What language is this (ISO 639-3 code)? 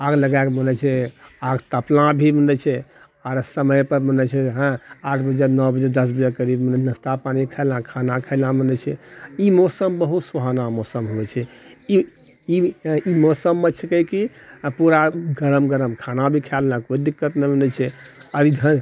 mai